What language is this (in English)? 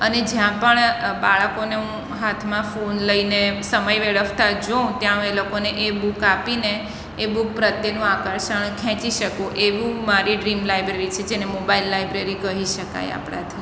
Gujarati